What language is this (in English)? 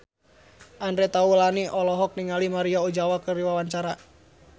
Sundanese